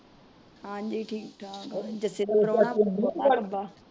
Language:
Punjabi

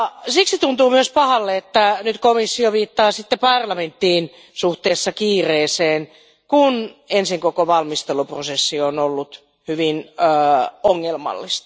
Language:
Finnish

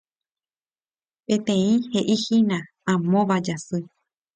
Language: Guarani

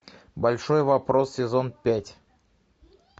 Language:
Russian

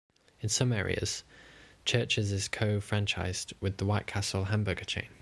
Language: English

